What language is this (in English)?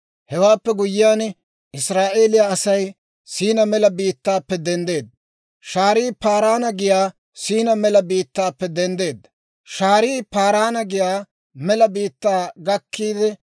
Dawro